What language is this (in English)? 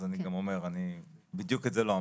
Hebrew